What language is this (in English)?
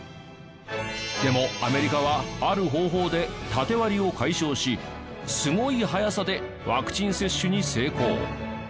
Japanese